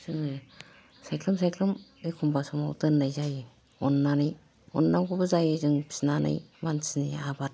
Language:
Bodo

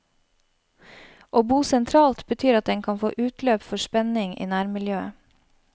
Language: Norwegian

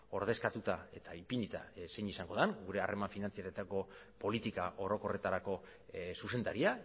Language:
Basque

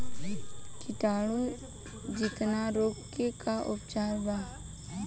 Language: Bhojpuri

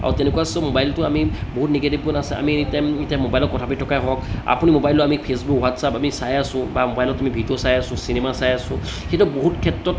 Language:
Assamese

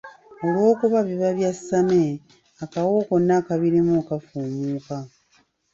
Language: Ganda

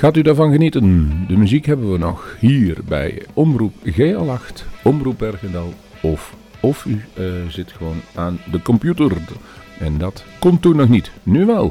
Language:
Dutch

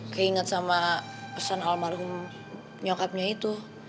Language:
Indonesian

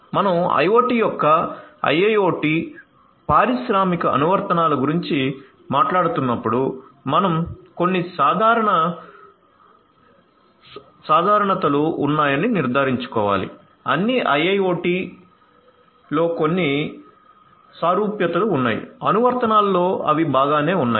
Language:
Telugu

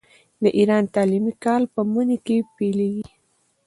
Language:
Pashto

